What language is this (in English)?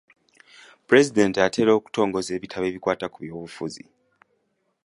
Ganda